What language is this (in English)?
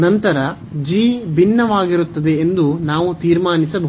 Kannada